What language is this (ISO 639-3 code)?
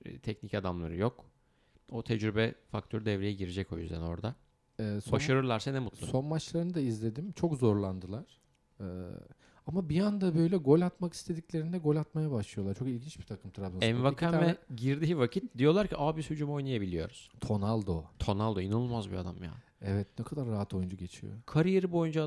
tur